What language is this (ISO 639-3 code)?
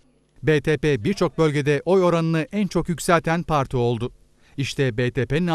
tur